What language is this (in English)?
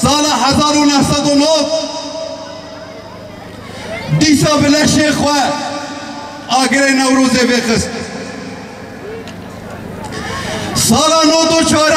Arabic